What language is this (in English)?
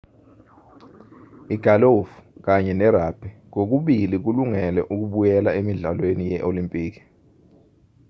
Zulu